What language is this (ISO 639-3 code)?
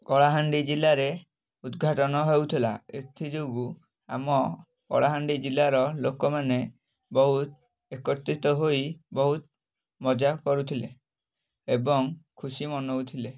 ori